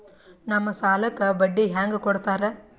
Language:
Kannada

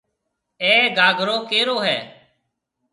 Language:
Marwari (Pakistan)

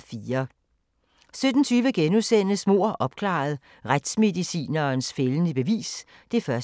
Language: Danish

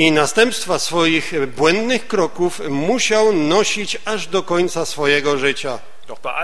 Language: Polish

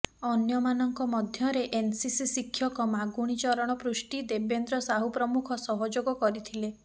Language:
Odia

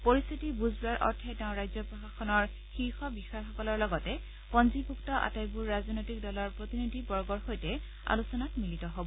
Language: Assamese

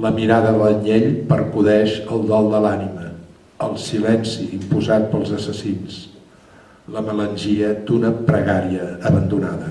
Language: Catalan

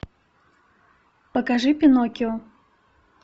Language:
Russian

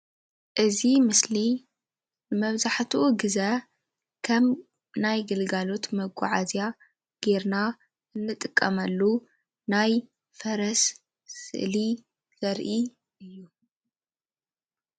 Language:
Tigrinya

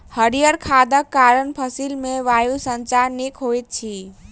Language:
Maithili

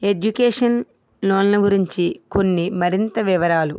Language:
Telugu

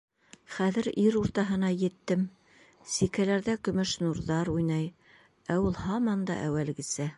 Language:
Bashkir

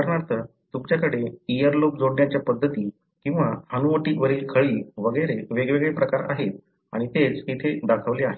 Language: Marathi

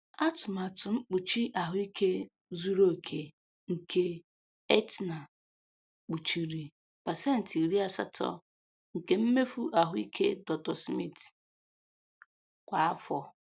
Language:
Igbo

